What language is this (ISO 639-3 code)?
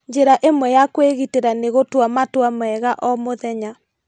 kik